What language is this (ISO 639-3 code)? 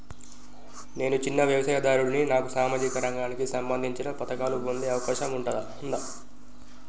tel